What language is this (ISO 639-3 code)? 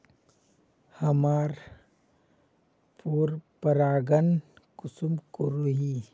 mag